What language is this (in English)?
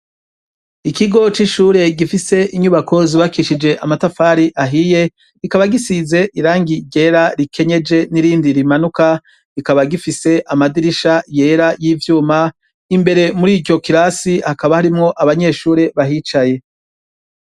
Rundi